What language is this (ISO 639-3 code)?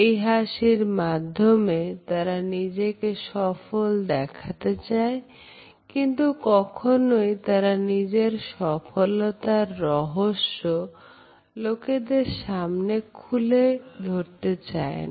ben